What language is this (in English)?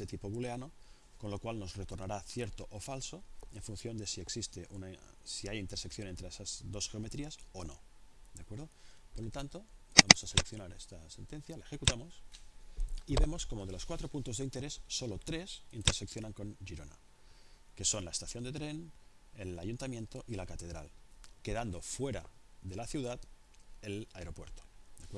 Spanish